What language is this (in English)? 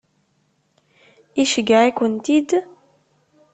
Kabyle